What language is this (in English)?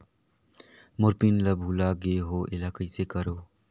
Chhattisgarhi